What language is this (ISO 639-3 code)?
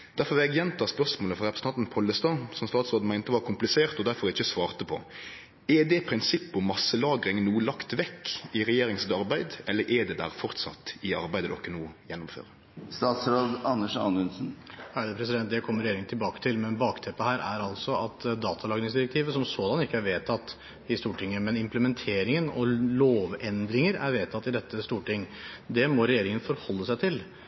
nor